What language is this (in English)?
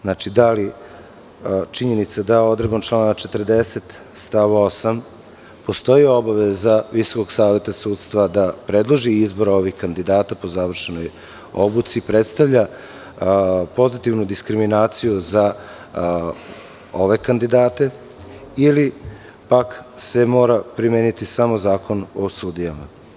Serbian